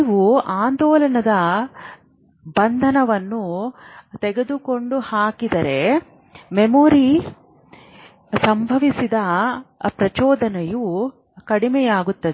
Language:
Kannada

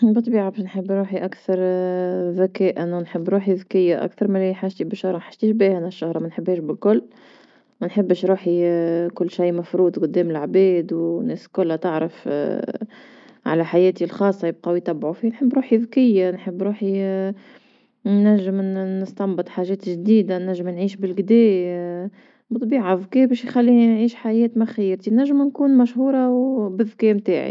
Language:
Tunisian Arabic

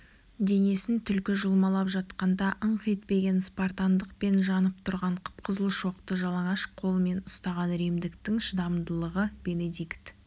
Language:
Kazakh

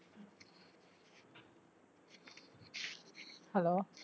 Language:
Tamil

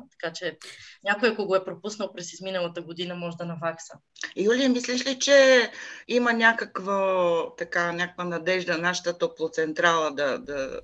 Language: Bulgarian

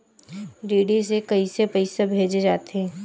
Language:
Chhattisgarhi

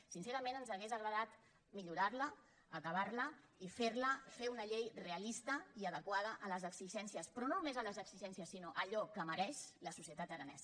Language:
Catalan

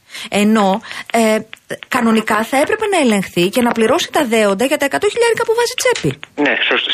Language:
Greek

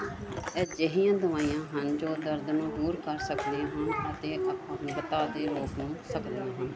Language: Punjabi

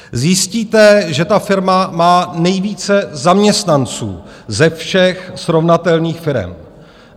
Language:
Czech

